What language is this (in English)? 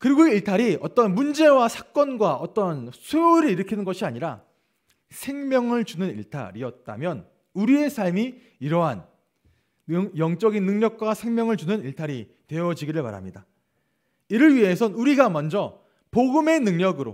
Korean